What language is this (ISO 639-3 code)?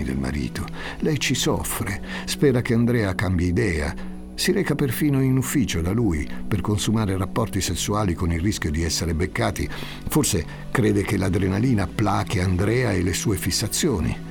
ita